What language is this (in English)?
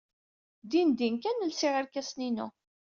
Kabyle